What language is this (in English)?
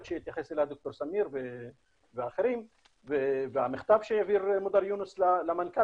Hebrew